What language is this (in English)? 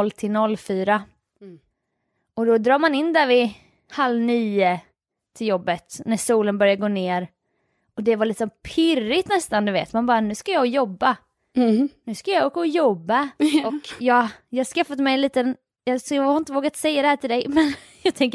Swedish